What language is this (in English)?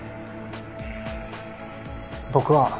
Japanese